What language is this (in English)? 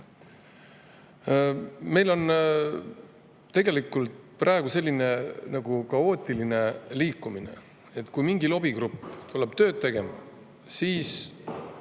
Estonian